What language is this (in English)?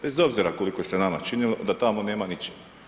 Croatian